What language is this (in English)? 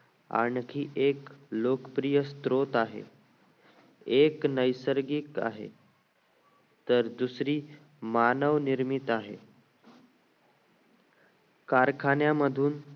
Marathi